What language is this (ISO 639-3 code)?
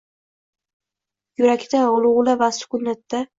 uzb